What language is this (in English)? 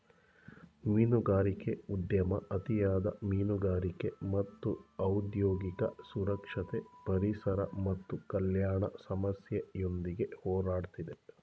Kannada